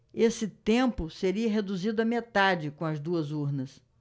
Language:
Portuguese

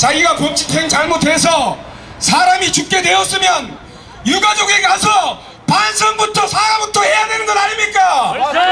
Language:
Korean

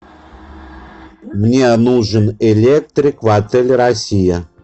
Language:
Russian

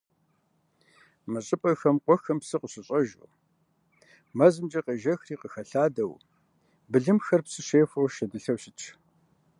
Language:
Kabardian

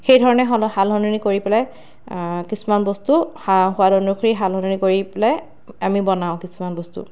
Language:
Assamese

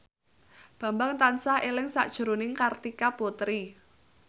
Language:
Javanese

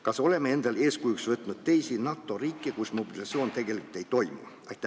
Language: Estonian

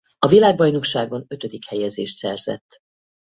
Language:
Hungarian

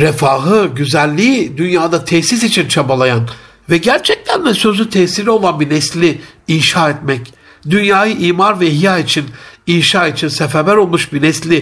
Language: Turkish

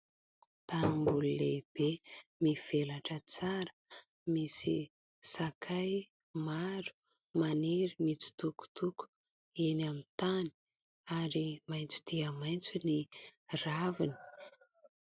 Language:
Malagasy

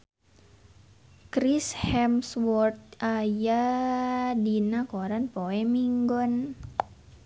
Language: Sundanese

